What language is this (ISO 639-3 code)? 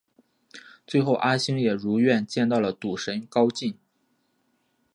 zho